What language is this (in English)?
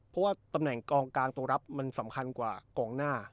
Thai